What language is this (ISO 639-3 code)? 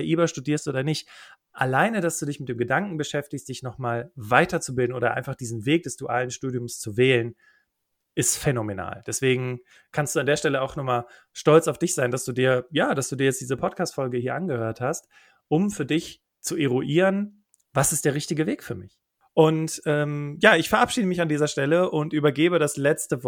deu